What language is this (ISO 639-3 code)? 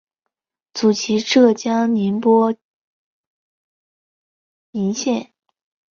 zho